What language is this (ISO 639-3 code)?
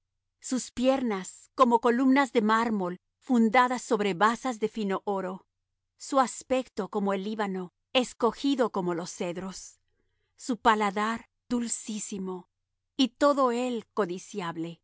spa